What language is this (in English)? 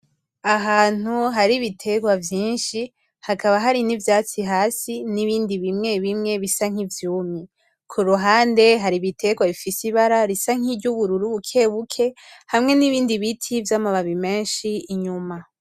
Rundi